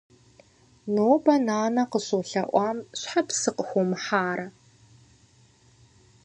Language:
Kabardian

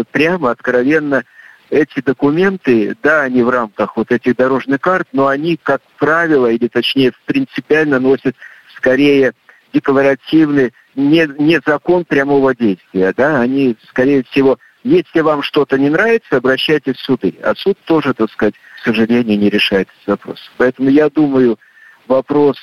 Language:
Russian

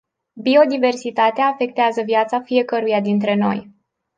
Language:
Romanian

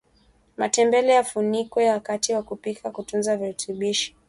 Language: Swahili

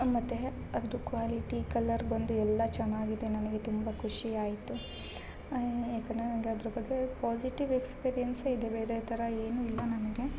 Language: Kannada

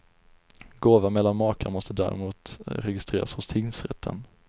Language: Swedish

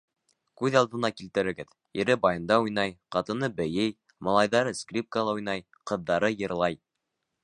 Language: Bashkir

